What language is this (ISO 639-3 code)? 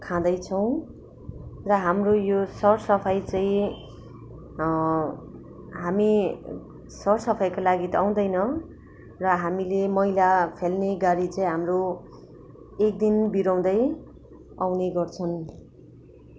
nep